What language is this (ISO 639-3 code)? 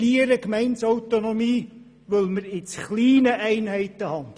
gsw